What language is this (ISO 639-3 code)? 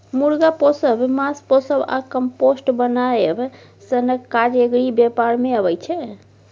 mai